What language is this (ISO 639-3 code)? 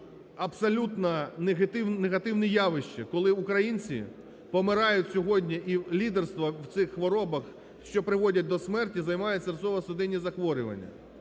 ukr